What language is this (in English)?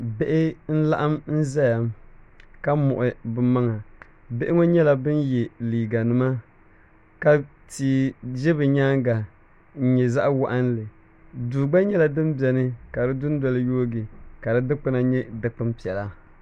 Dagbani